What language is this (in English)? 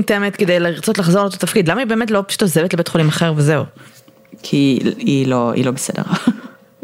Hebrew